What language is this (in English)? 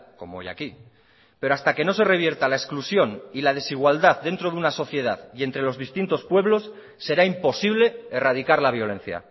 Spanish